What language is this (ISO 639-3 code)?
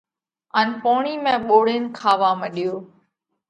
kvx